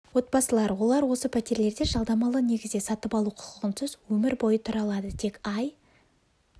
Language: Kazakh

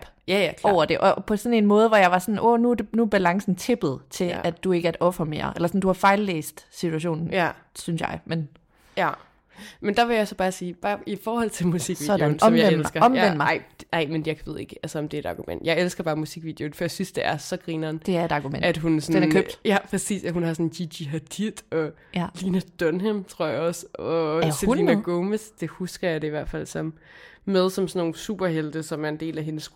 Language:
Danish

